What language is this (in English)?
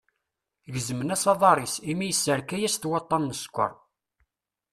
Kabyle